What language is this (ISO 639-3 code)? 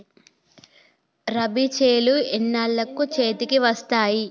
tel